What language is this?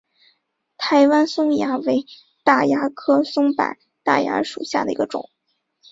Chinese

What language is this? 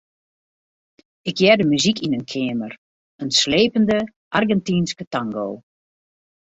Western Frisian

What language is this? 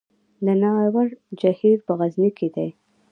Pashto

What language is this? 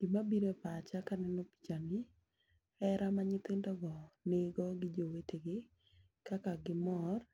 Luo (Kenya and Tanzania)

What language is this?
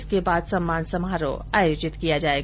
Hindi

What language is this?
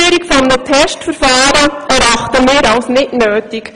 Swiss German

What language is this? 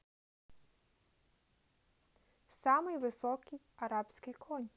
Russian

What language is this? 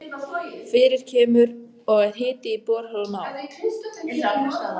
Icelandic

